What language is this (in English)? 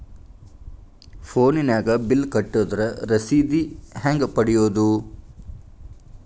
Kannada